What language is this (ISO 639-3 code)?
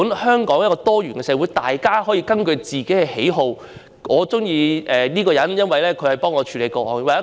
yue